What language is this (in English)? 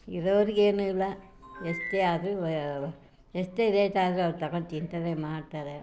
Kannada